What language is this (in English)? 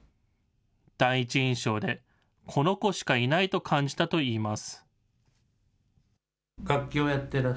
Japanese